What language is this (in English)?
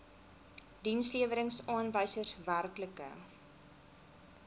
Afrikaans